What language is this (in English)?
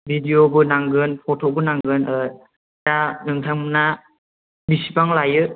Bodo